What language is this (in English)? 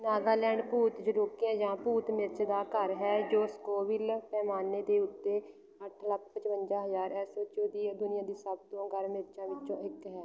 Punjabi